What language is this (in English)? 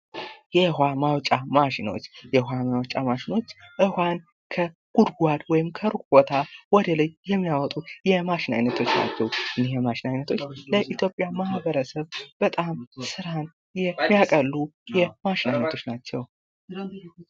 Amharic